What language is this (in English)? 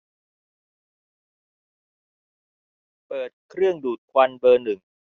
Thai